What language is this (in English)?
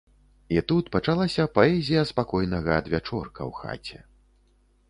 Belarusian